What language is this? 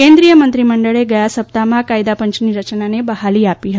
Gujarati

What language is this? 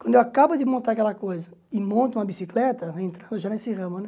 Portuguese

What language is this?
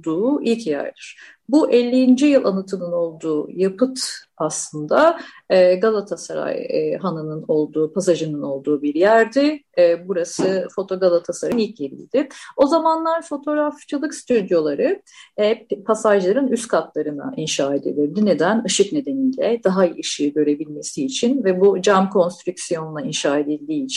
Turkish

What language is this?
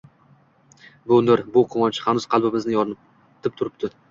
Uzbek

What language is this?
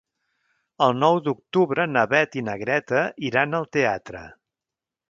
Catalan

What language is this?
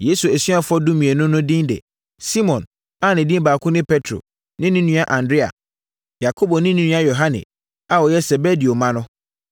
Akan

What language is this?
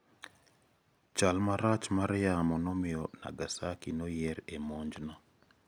Luo (Kenya and Tanzania)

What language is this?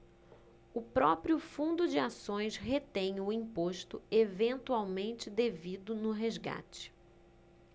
Portuguese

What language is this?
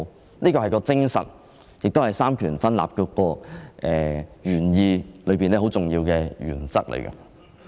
Cantonese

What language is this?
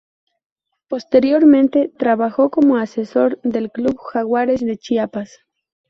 Spanish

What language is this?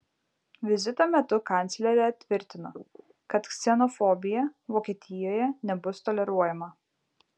Lithuanian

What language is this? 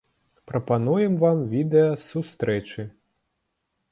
Belarusian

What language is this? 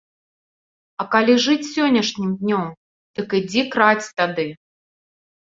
Belarusian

